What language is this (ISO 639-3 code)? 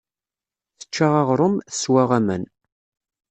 kab